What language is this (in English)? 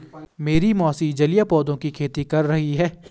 Hindi